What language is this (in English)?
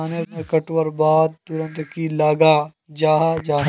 Magahi